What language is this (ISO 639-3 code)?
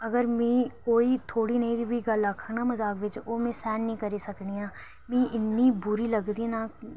doi